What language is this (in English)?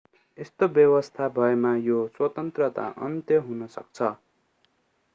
Nepali